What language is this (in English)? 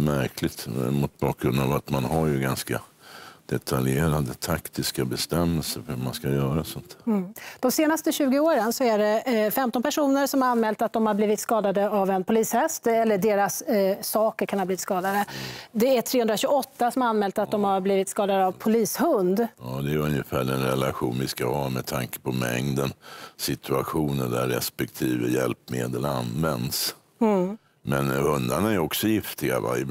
Swedish